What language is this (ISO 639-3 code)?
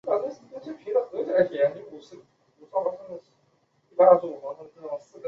zho